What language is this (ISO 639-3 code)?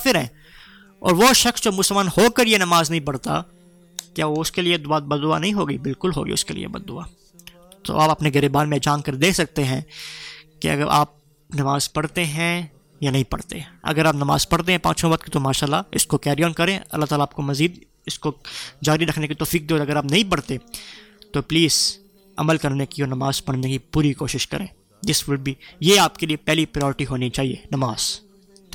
urd